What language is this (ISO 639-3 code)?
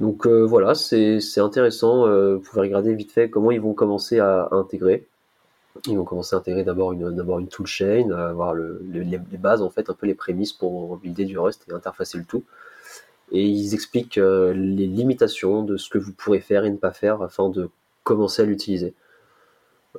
fra